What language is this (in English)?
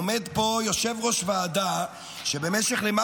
Hebrew